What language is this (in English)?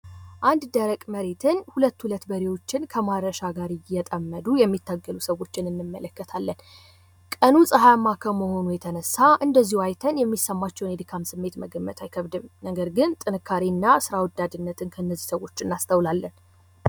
Amharic